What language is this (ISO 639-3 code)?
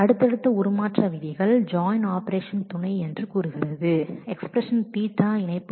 tam